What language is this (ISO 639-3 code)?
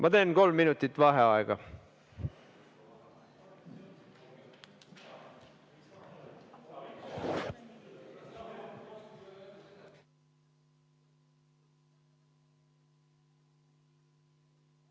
est